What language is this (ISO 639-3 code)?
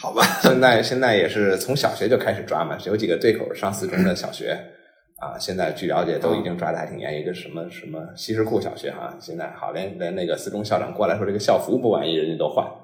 zho